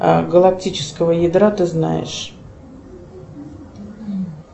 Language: Russian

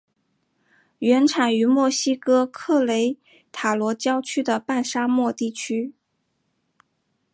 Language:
Chinese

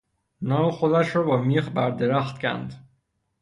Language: Persian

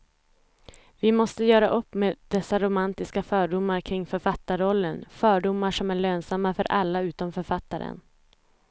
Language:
Swedish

